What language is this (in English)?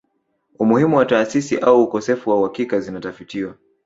Swahili